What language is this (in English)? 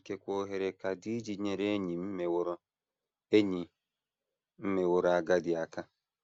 Igbo